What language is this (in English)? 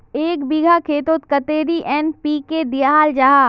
Magahi